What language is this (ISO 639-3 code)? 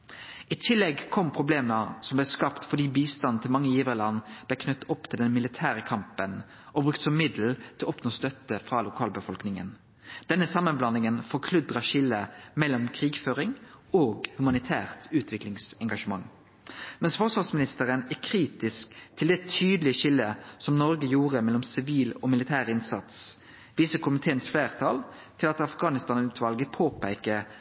nno